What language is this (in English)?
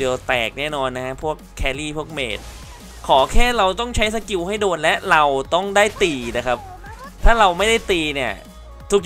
Thai